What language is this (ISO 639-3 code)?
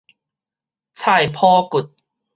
nan